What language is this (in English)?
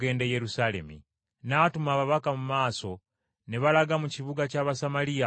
Ganda